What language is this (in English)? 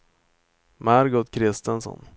Swedish